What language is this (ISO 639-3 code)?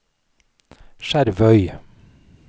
nor